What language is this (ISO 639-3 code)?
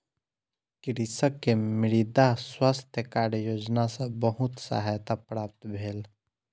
mai